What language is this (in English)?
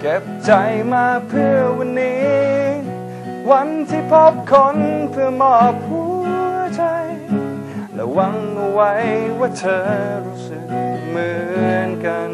Thai